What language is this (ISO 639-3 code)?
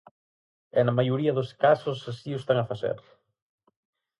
glg